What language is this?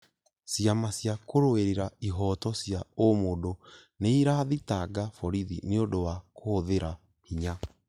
Kikuyu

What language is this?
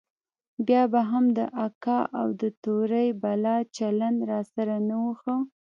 Pashto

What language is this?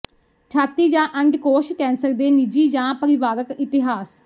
Punjabi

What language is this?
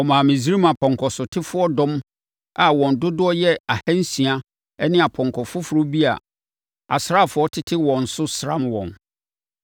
Akan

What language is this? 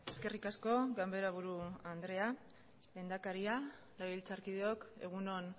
Basque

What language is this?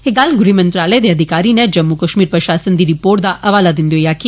Dogri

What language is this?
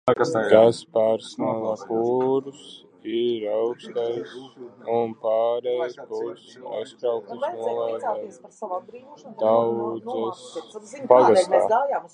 Latvian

